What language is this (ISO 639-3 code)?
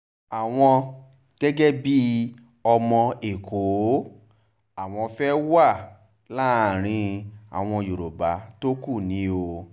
yor